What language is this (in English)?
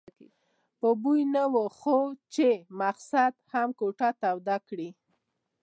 Pashto